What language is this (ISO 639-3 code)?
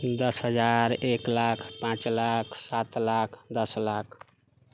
mai